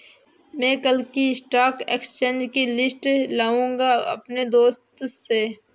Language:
Hindi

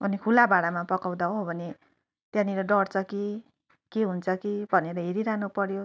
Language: Nepali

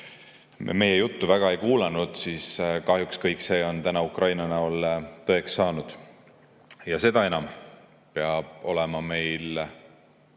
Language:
Estonian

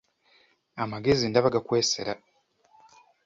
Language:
Ganda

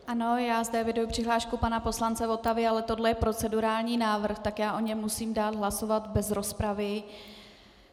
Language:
Czech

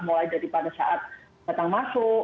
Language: Indonesian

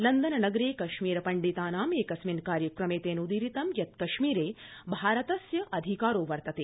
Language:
Sanskrit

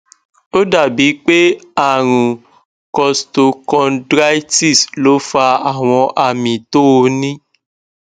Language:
Yoruba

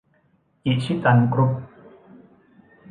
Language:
Thai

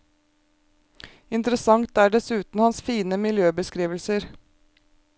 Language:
Norwegian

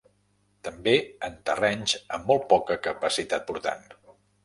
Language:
Catalan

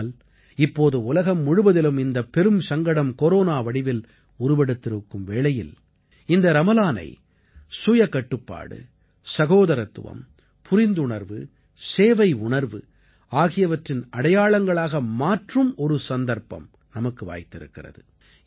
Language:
Tamil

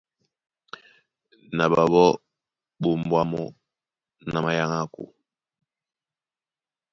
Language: Duala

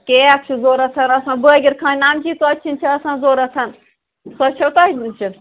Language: Kashmiri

